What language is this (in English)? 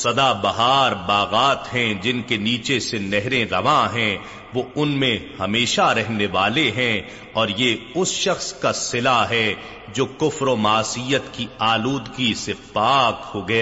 Urdu